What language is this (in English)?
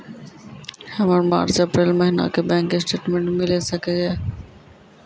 Maithili